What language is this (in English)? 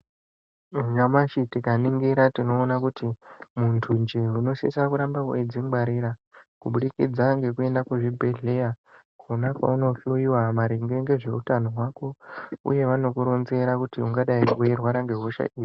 Ndau